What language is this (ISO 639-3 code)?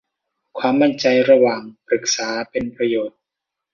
tha